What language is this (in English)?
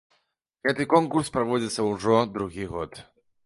Belarusian